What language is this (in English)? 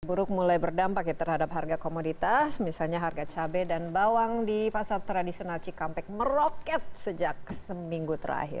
Indonesian